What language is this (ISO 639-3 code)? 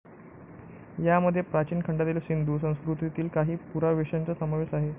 mar